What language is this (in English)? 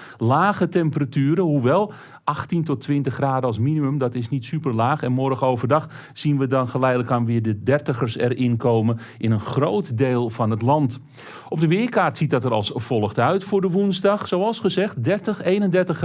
Dutch